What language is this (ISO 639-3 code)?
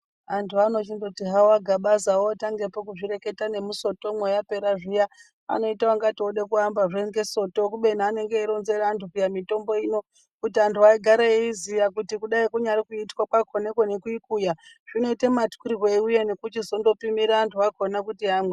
ndc